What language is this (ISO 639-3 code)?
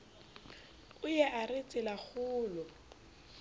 sot